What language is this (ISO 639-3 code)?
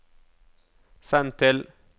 nor